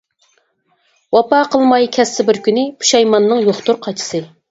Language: Uyghur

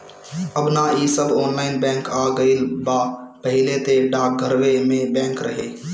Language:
Bhojpuri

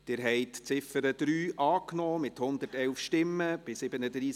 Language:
Swiss German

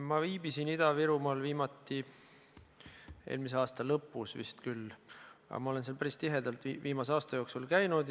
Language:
Estonian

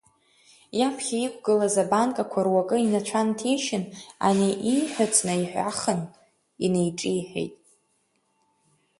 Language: Abkhazian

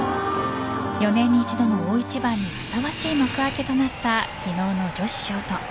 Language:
Japanese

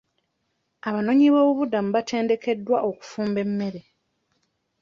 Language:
Ganda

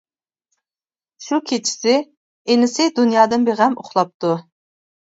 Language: Uyghur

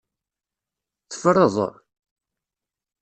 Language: Kabyle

